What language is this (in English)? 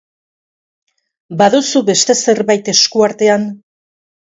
Basque